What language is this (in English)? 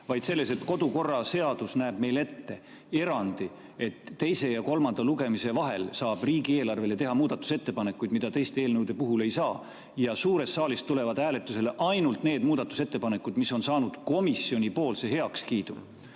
Estonian